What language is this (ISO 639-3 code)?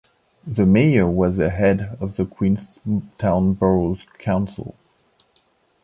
eng